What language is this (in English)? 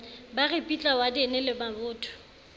Southern Sotho